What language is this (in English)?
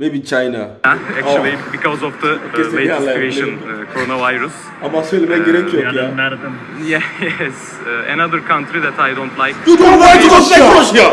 Turkish